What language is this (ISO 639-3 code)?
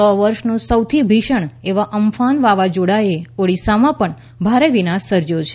guj